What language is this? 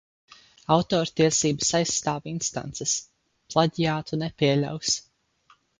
Latvian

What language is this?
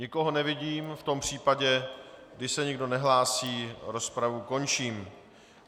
Czech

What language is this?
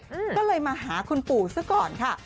Thai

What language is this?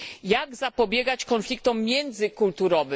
Polish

